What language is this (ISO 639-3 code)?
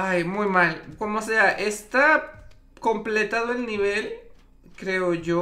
spa